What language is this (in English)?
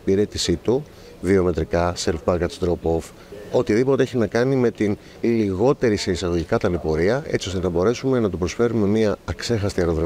Greek